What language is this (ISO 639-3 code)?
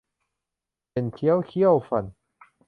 tha